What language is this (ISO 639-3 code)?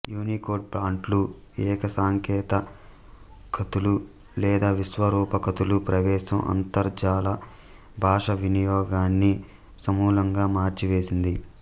tel